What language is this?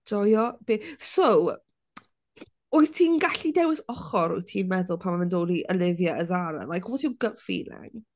Welsh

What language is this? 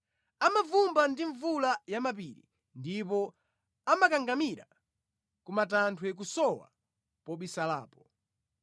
Nyanja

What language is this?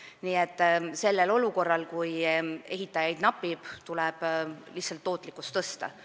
Estonian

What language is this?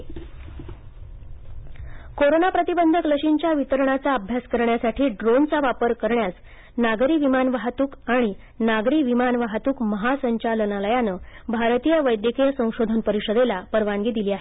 Marathi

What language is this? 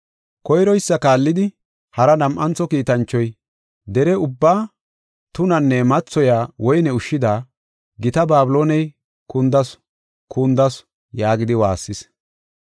Gofa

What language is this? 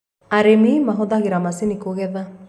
Kikuyu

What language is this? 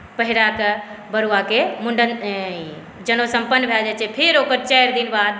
Maithili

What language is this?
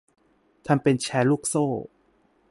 Thai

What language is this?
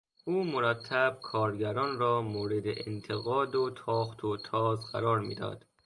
Persian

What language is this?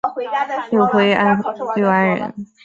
Chinese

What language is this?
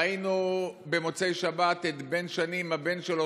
Hebrew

